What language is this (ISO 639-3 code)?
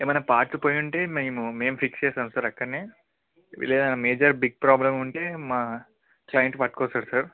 tel